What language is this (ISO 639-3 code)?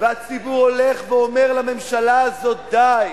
heb